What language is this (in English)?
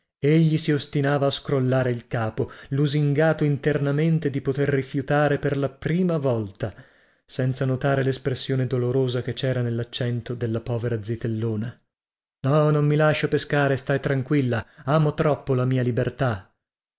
Italian